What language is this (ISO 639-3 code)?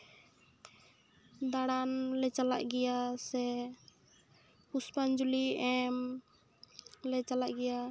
sat